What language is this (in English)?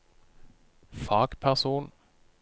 Norwegian